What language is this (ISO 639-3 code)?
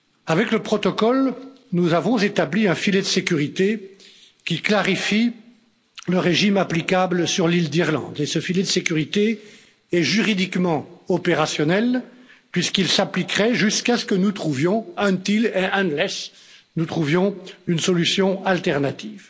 fra